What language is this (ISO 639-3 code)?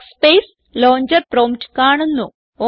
mal